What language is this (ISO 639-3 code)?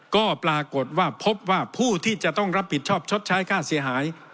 tha